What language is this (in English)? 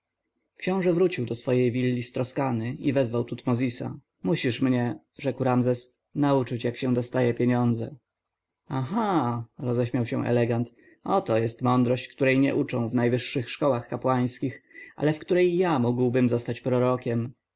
Polish